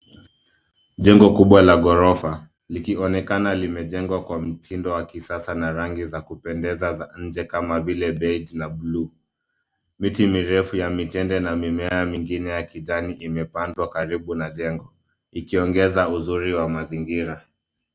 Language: Swahili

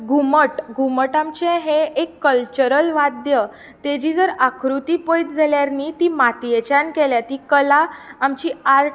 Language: Konkani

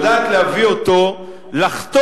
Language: Hebrew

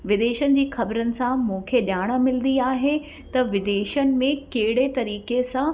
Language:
Sindhi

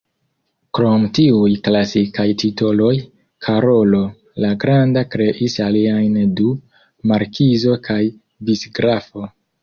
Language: Esperanto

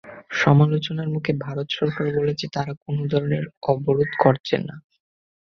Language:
Bangla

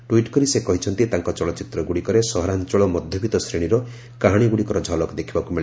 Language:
Odia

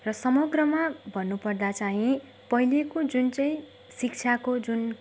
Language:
Nepali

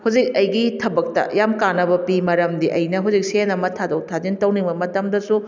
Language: Manipuri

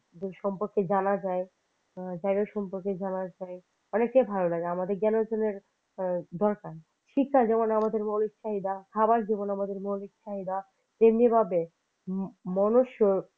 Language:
Bangla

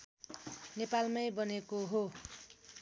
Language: Nepali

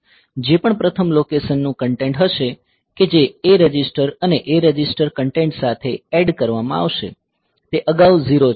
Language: Gujarati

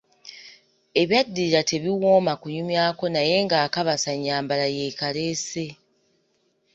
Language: Ganda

